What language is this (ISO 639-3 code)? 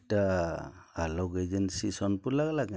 ori